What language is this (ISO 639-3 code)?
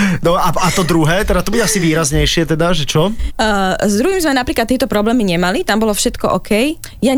slk